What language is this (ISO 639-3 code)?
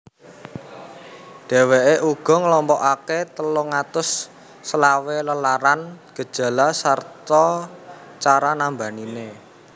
jav